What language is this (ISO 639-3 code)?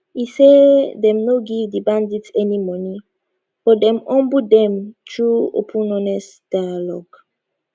pcm